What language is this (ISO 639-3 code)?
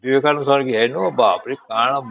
ori